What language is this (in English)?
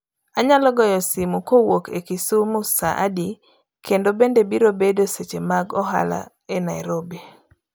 Luo (Kenya and Tanzania)